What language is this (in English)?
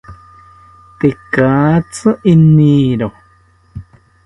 South Ucayali Ashéninka